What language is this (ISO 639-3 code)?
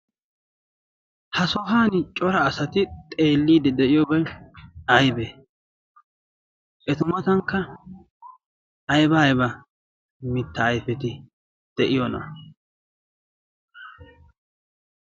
wal